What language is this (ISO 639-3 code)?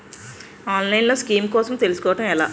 tel